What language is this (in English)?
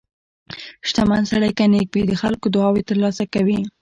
Pashto